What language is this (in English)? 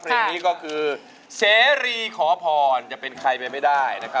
Thai